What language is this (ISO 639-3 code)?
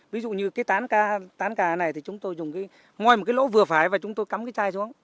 vie